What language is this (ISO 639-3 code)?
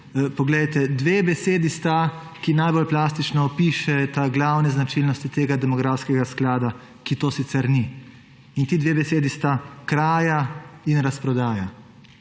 slv